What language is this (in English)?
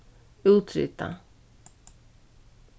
Faroese